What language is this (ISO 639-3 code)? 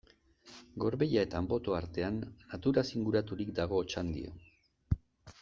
eus